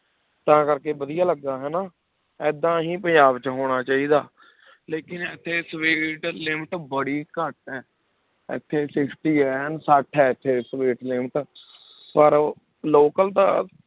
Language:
Punjabi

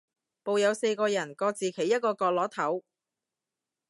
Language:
Cantonese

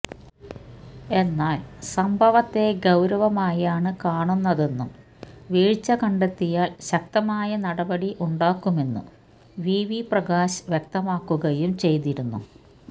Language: Malayalam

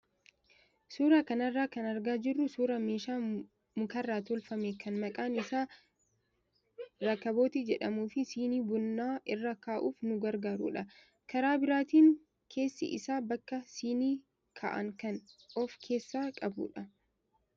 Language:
Oromo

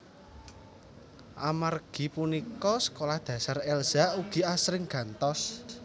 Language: Javanese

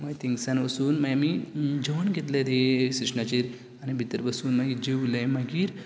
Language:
Konkani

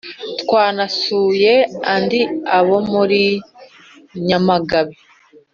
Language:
Kinyarwanda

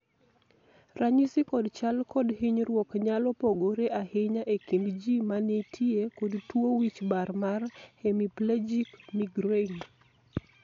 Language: Luo (Kenya and Tanzania)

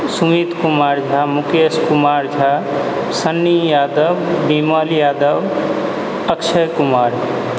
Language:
Maithili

